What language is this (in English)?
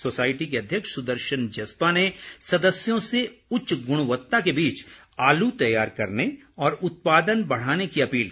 Hindi